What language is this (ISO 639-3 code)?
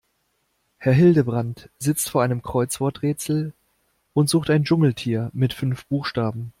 deu